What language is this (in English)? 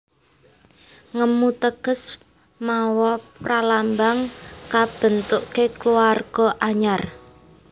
Javanese